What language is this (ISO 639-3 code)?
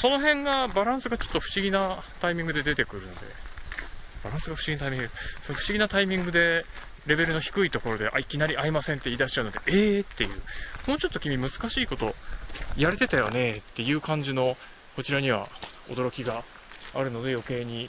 jpn